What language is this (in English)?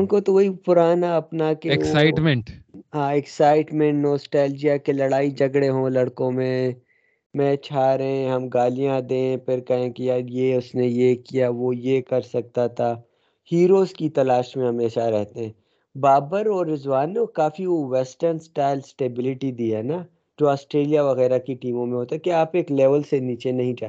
Urdu